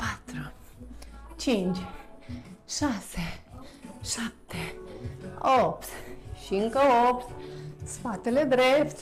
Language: Romanian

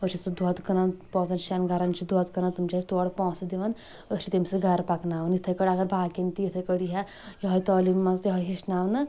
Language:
Kashmiri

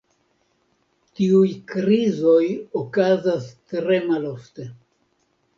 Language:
Esperanto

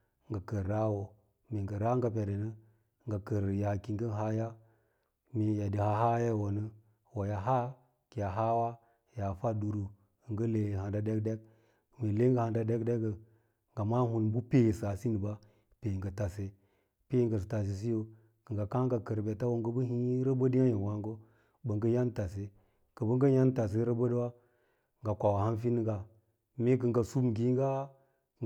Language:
Lala-Roba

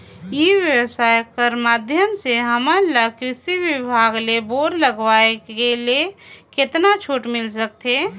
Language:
Chhattisgarhi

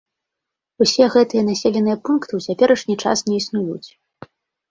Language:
Belarusian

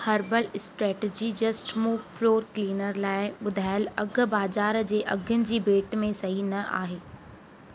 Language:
Sindhi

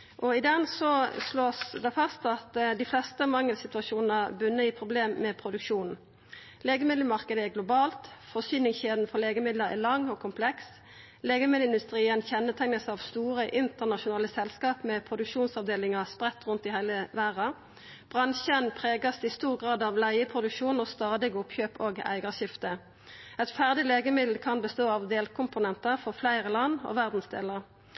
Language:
Norwegian Nynorsk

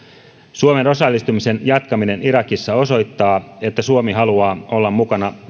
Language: Finnish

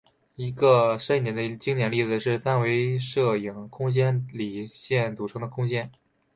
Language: Chinese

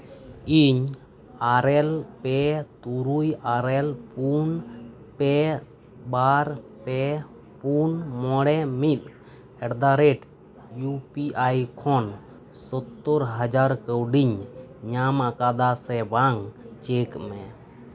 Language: Santali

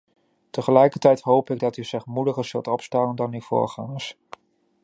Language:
Dutch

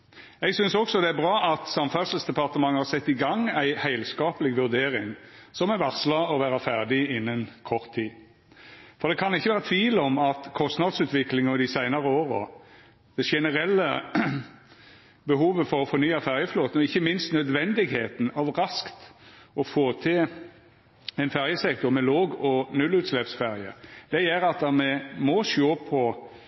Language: Norwegian Nynorsk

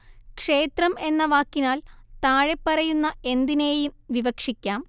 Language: Malayalam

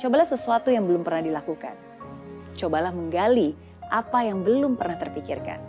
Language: Indonesian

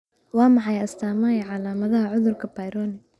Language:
Somali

